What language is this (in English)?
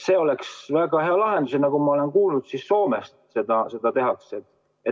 Estonian